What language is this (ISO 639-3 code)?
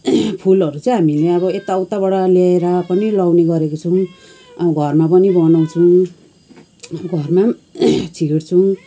nep